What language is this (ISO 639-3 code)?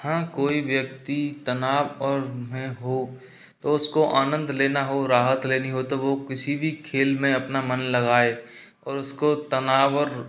hin